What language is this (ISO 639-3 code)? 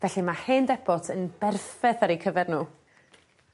cym